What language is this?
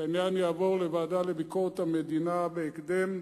Hebrew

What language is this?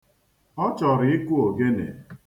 Igbo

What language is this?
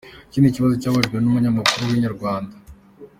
Kinyarwanda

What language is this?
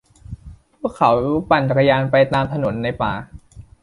Thai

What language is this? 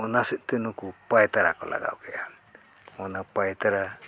Santali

